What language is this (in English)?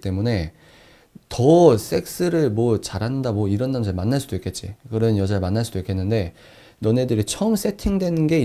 Korean